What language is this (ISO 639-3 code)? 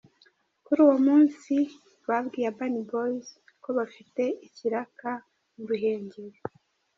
kin